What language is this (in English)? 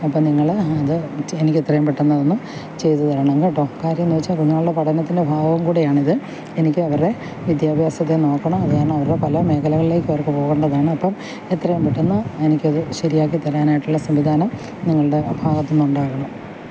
Malayalam